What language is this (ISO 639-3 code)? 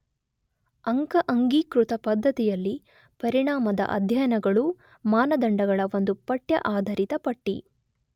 kan